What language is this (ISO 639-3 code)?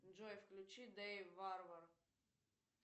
rus